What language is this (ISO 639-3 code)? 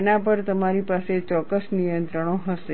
guj